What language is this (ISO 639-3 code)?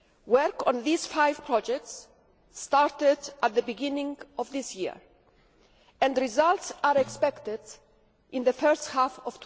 eng